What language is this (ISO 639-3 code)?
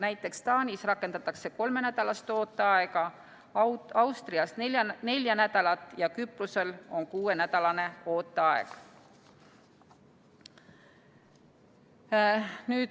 est